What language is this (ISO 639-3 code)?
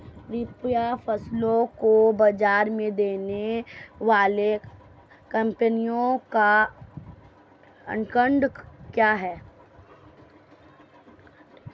hin